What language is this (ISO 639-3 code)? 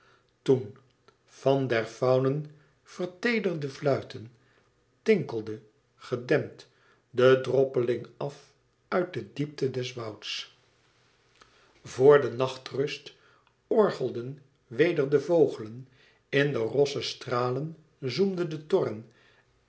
nld